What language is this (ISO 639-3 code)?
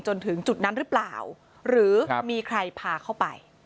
tha